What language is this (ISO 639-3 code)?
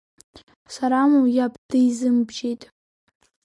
abk